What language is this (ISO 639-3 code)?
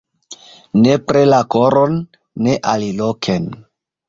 epo